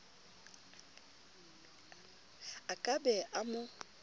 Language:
Southern Sotho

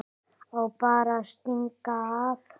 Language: Icelandic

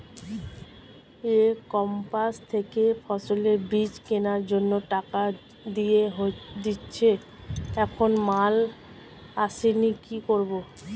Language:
Bangla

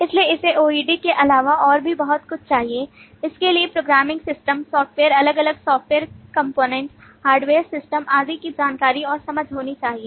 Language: Hindi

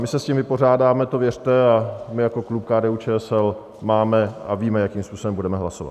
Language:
Czech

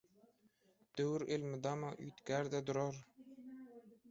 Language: Turkmen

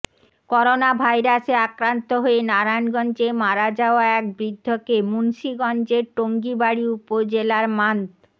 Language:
Bangla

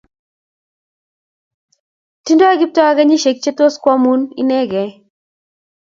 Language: Kalenjin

